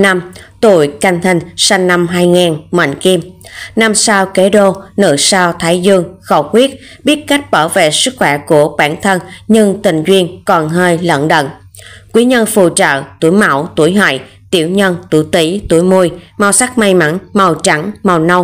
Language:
Vietnamese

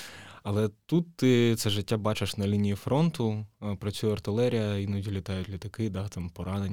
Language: Ukrainian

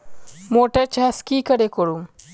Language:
Magahi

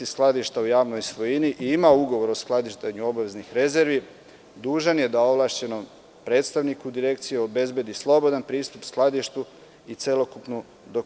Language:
Serbian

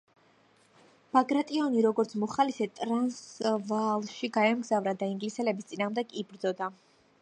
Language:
Georgian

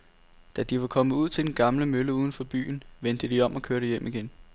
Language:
Danish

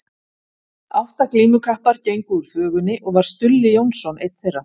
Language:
Icelandic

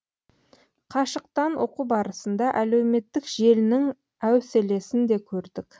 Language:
Kazakh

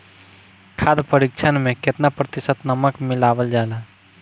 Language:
Bhojpuri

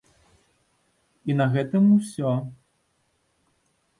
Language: Belarusian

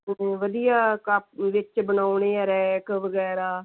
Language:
Punjabi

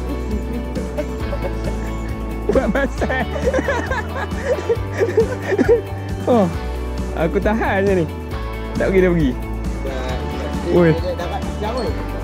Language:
Malay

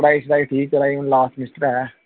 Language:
Dogri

